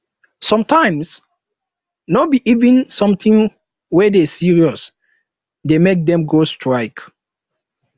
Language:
Nigerian Pidgin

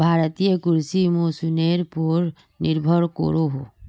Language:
Magahi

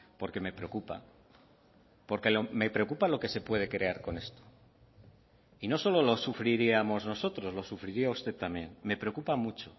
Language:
Spanish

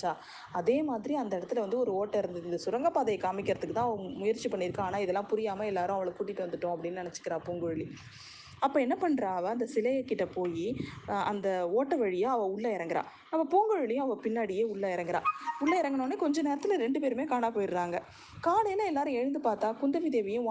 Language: Tamil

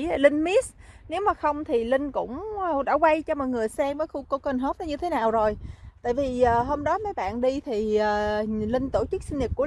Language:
Vietnamese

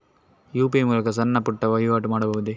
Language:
Kannada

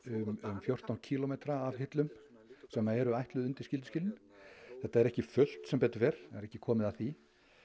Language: Icelandic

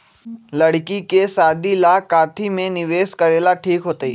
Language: Magahi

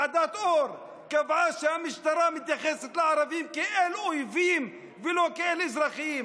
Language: Hebrew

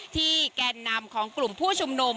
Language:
Thai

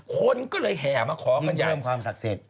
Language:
Thai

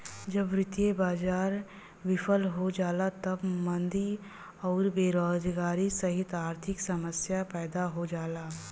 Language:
Bhojpuri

